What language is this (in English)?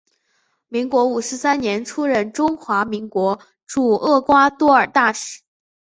Chinese